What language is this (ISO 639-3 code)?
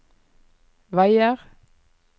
nor